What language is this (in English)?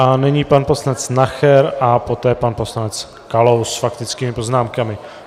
Czech